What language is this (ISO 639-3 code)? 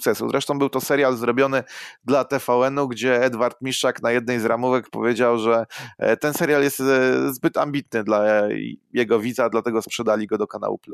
pol